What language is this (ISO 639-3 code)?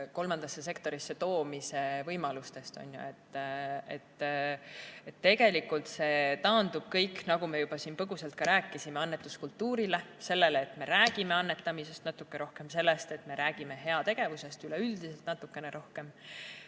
est